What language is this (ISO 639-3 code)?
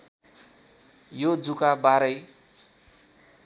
nep